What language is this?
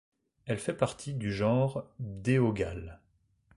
French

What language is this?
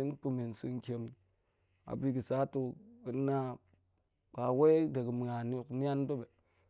Goemai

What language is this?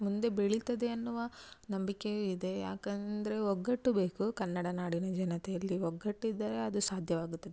Kannada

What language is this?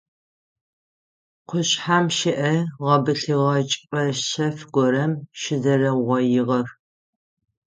Adyghe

